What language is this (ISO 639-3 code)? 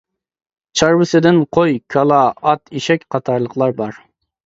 uig